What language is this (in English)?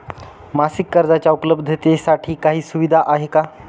Marathi